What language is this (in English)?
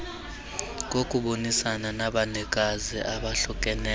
Xhosa